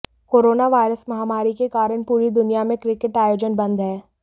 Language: Hindi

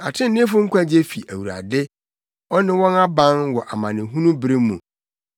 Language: Akan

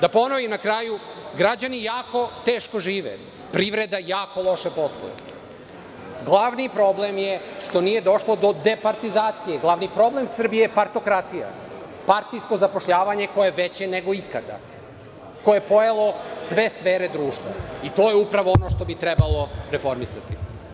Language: Serbian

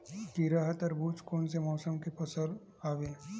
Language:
Chhattisgarhi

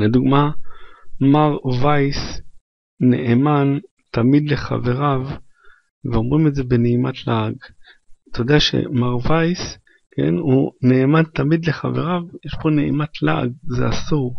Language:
Hebrew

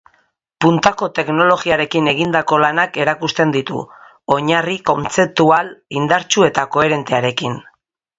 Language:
Basque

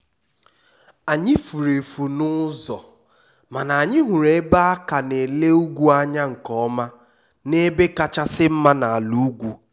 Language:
Igbo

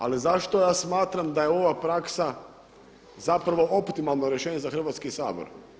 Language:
Croatian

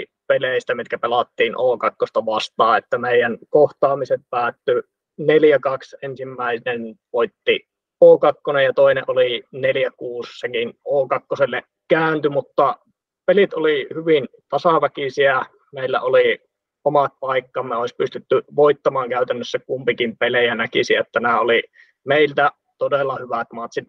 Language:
Finnish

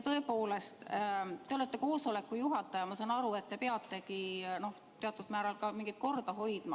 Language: Estonian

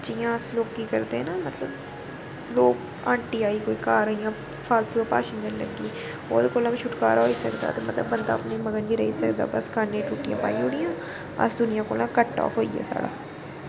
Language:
Dogri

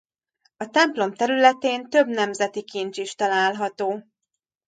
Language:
Hungarian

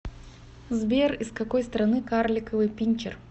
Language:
Russian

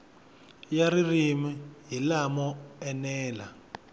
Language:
Tsonga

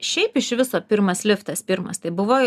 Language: Lithuanian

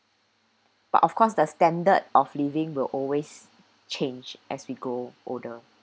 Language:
English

